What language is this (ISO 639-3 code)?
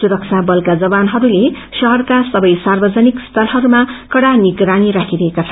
nep